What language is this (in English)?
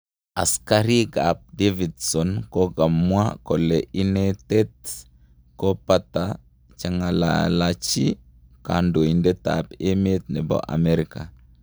Kalenjin